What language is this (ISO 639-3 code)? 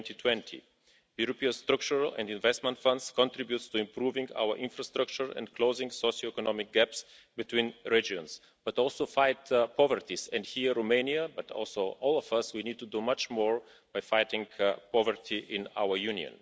eng